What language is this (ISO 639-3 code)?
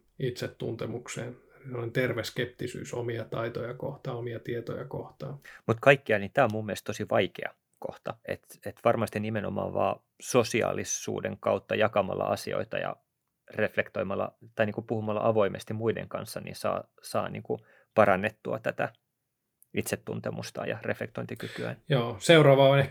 fin